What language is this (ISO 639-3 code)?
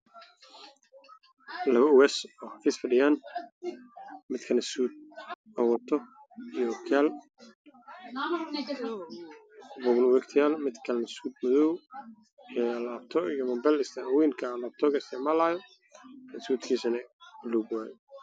som